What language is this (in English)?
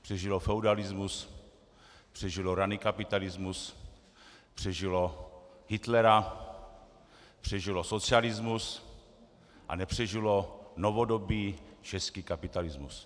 Czech